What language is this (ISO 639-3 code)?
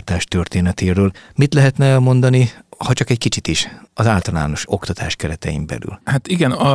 hun